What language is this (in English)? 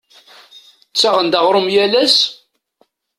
Kabyle